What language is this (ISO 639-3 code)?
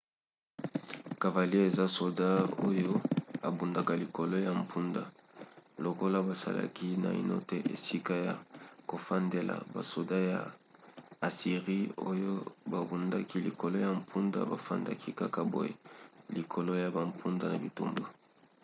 lin